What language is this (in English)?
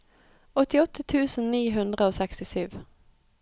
Norwegian